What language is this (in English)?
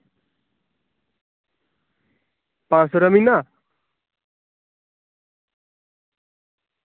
Dogri